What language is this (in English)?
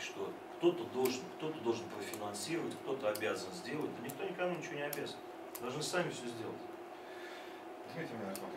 Russian